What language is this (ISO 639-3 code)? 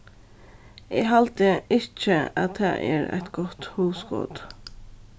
fao